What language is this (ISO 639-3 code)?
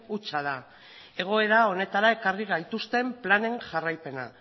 eus